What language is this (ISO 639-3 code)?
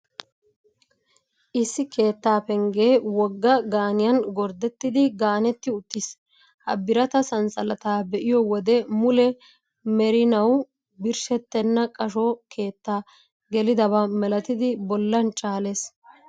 wal